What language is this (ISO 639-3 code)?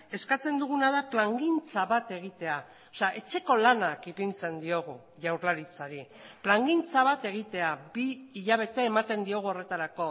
eus